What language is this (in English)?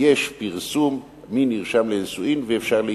Hebrew